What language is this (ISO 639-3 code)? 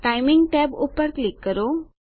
guj